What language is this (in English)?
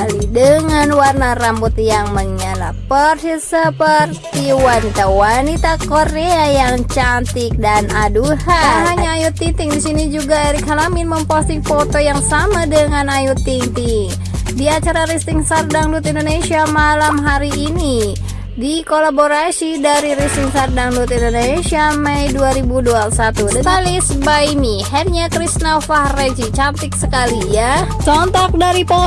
Indonesian